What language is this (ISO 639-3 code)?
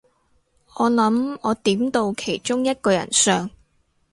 yue